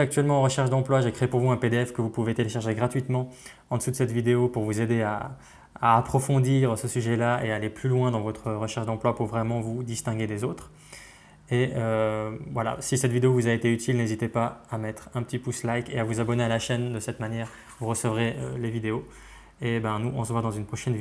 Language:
French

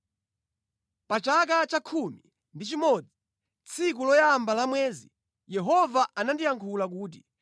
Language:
Nyanja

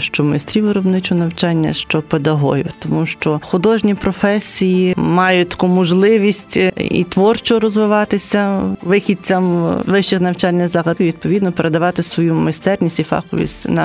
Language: Ukrainian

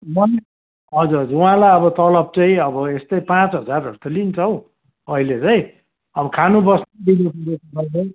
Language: Nepali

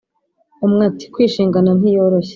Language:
Kinyarwanda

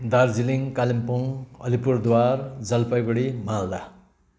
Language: Nepali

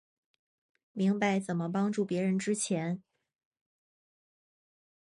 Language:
Chinese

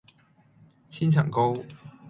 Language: Cantonese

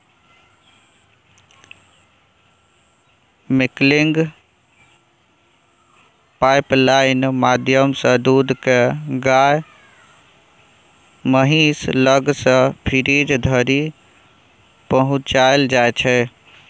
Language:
Maithili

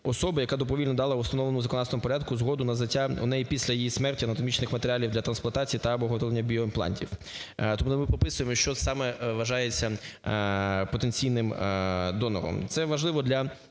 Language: Ukrainian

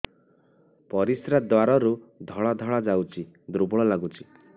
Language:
Odia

